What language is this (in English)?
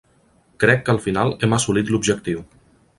Catalan